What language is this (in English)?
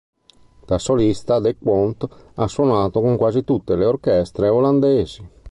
Italian